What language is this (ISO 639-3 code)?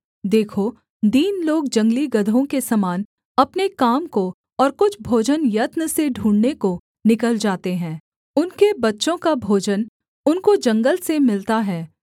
hin